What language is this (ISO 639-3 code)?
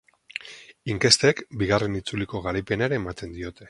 eus